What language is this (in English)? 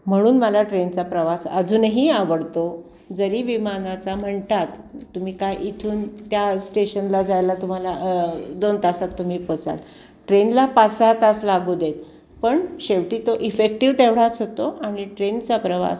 Marathi